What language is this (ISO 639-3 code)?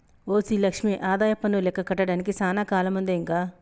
tel